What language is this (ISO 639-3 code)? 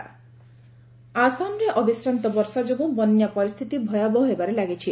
ori